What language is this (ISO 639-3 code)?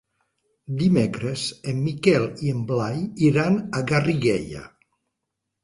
cat